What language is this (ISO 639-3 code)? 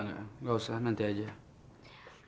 ind